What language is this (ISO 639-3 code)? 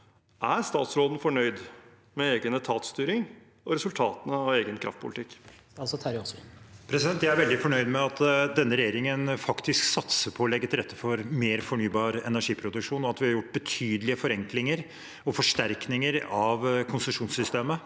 nor